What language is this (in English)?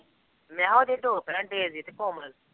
Punjabi